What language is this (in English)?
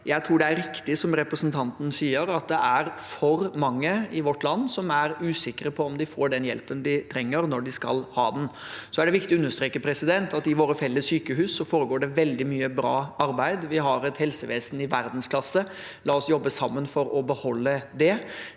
Norwegian